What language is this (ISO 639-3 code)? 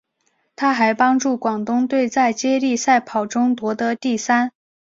zho